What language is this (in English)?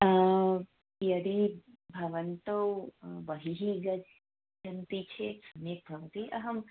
Sanskrit